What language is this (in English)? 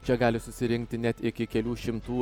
Lithuanian